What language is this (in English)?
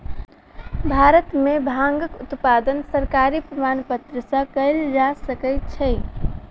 Maithili